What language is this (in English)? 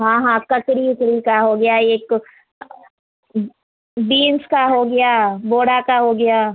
Hindi